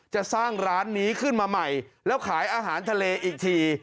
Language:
Thai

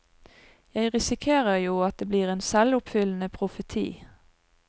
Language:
Norwegian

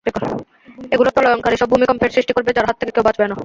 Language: Bangla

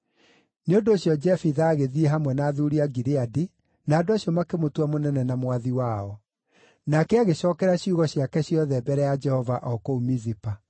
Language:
Kikuyu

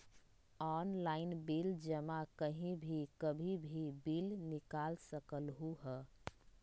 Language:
Magahi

